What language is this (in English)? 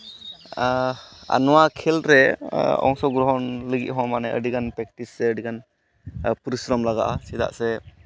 Santali